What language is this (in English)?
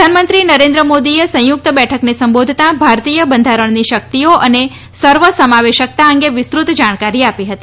Gujarati